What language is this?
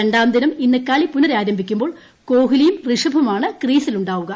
Malayalam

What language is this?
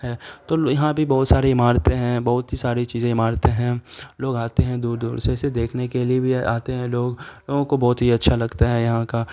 Urdu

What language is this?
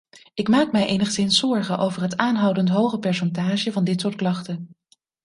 Dutch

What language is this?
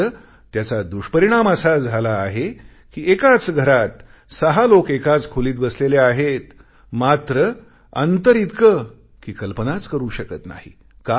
Marathi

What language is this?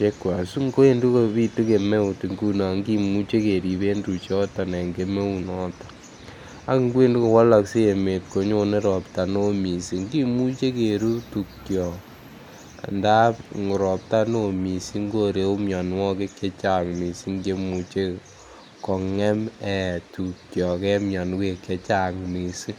Kalenjin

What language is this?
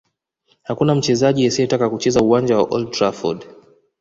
Swahili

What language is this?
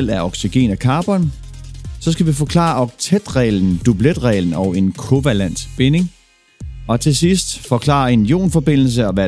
Danish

